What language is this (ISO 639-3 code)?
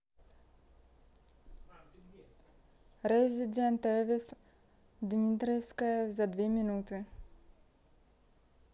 rus